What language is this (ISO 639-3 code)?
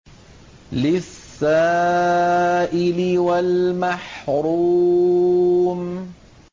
ara